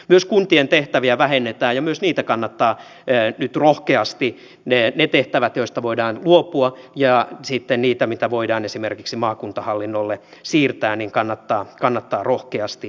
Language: Finnish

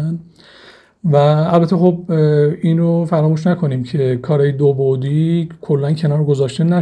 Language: Persian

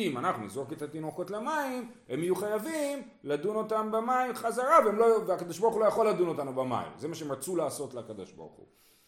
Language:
Hebrew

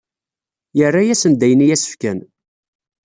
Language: Kabyle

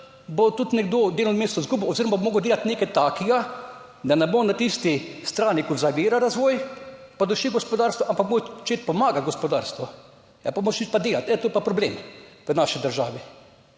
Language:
Slovenian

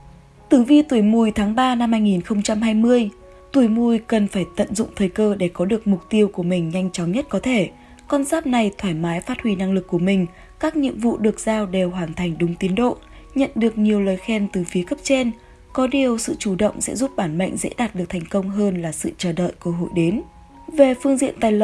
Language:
Vietnamese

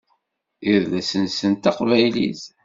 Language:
Kabyle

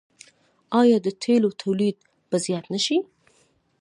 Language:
Pashto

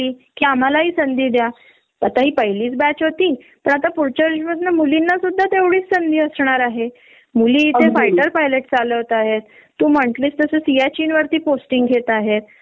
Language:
Marathi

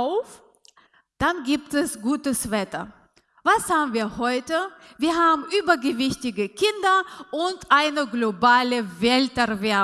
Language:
German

